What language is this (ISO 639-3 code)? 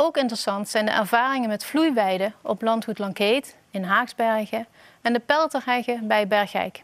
nld